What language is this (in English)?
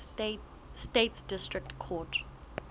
Southern Sotho